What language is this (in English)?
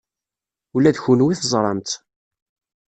Kabyle